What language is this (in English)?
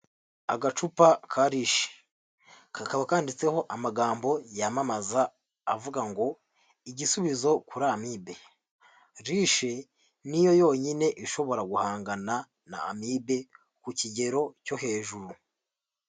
Kinyarwanda